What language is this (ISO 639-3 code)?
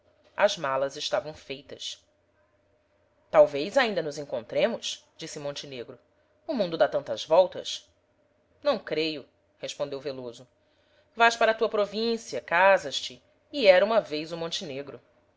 por